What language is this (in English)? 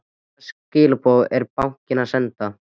Icelandic